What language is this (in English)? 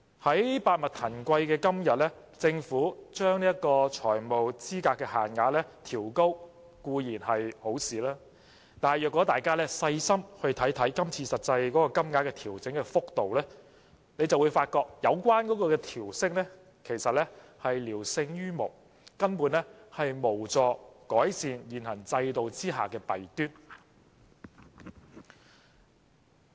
Cantonese